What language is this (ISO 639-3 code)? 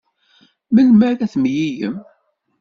kab